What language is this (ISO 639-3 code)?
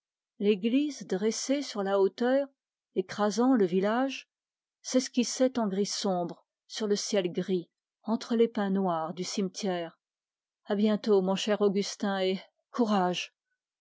fra